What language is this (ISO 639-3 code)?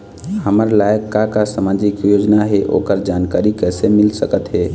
hne